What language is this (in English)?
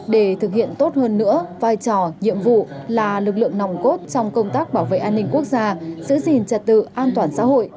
Vietnamese